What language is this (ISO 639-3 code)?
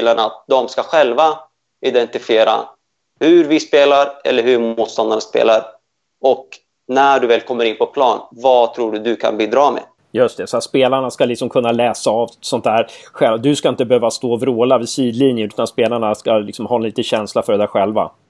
swe